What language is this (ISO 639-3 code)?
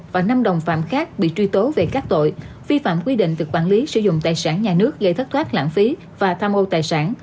vie